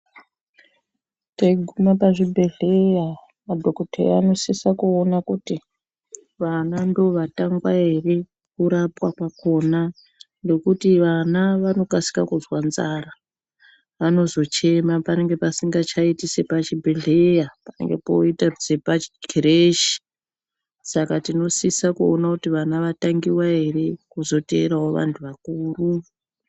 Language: Ndau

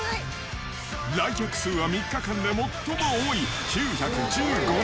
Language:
Japanese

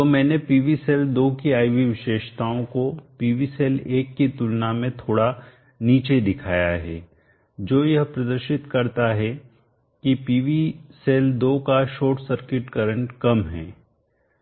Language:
Hindi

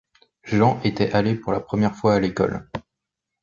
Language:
French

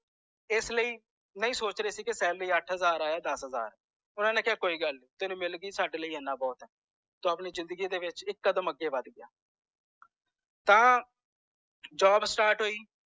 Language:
Punjabi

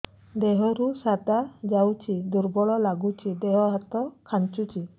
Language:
Odia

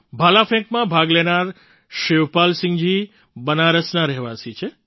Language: Gujarati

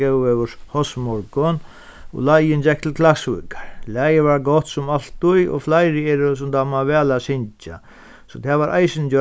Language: Faroese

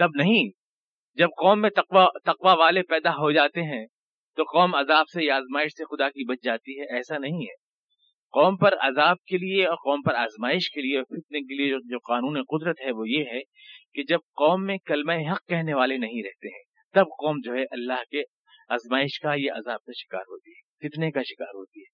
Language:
Urdu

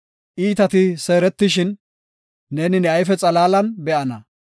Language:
Gofa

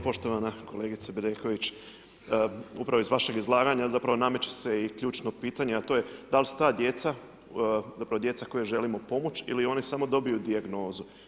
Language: Croatian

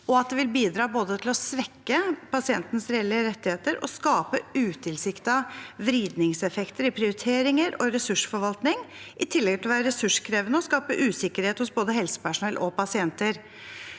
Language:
Norwegian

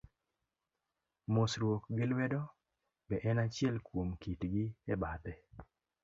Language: Luo (Kenya and Tanzania)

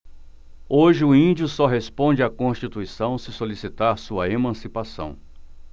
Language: Portuguese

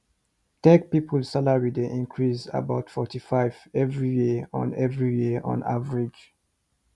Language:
Nigerian Pidgin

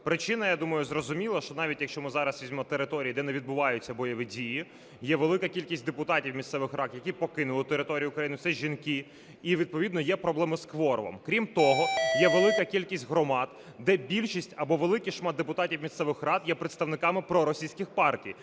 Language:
Ukrainian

